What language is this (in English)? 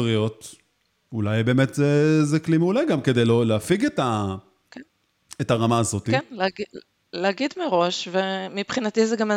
Hebrew